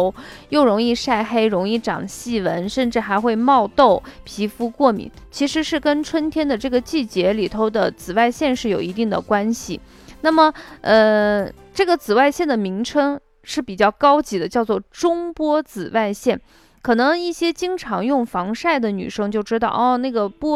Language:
Chinese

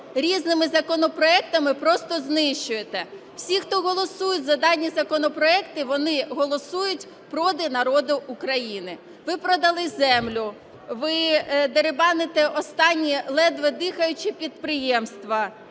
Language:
Ukrainian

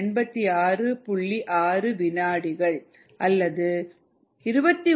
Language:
Tamil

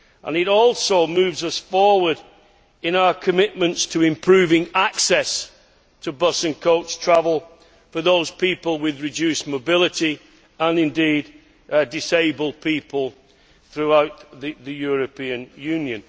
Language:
English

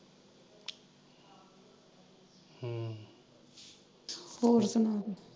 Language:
Punjabi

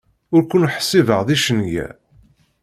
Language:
Kabyle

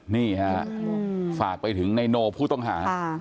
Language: Thai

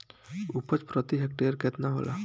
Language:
Bhojpuri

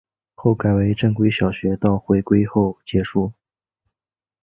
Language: Chinese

